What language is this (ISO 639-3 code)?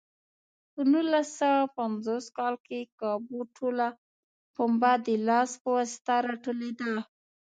pus